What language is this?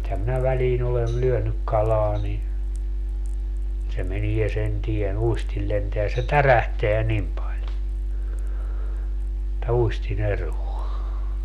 Finnish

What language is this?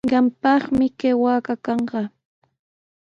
Sihuas Ancash Quechua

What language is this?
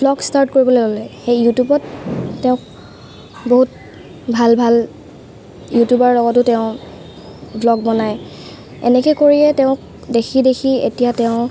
Assamese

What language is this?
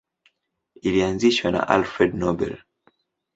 Swahili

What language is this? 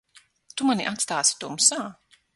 Latvian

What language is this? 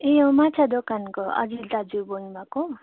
Nepali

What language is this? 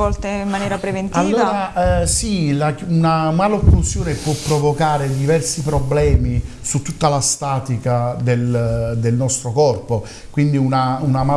Italian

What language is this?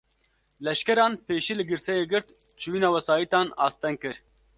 Kurdish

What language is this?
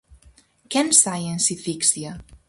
Galician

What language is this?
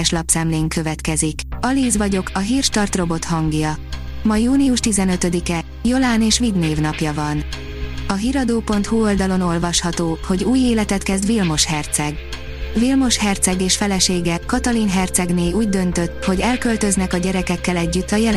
Hungarian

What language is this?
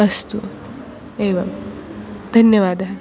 Sanskrit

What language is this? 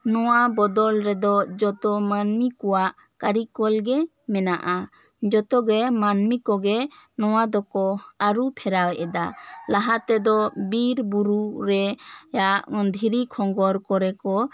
Santali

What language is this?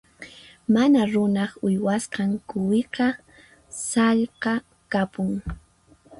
Puno Quechua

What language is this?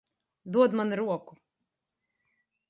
Latvian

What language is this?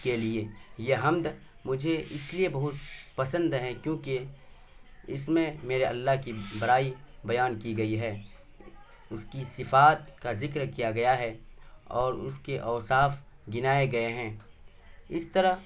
Urdu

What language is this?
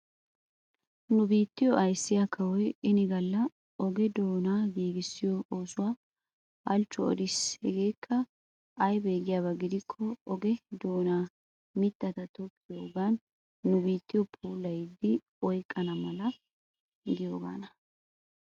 Wolaytta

